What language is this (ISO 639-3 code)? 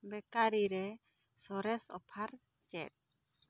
sat